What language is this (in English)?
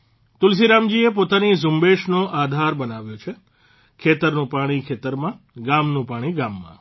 Gujarati